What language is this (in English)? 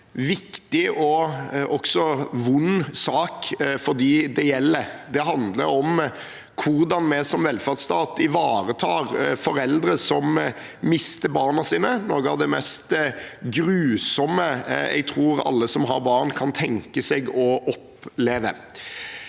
Norwegian